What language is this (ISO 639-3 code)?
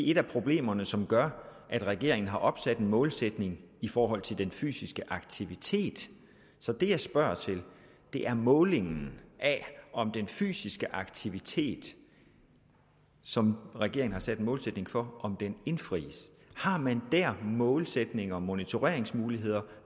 dan